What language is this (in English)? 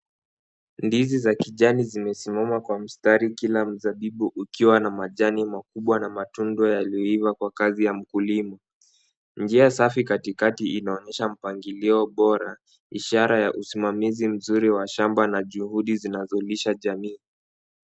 Swahili